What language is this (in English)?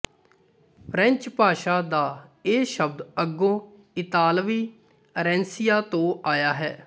Punjabi